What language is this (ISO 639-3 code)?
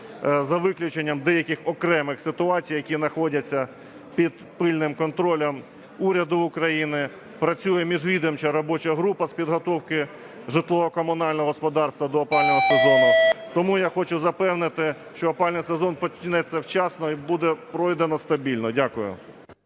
ukr